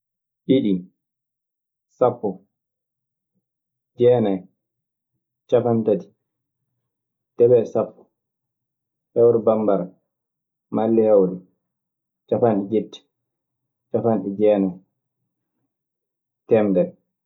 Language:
Maasina Fulfulde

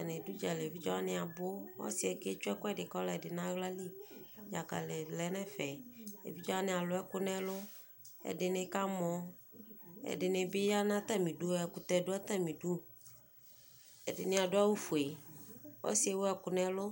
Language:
Ikposo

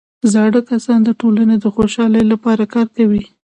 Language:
Pashto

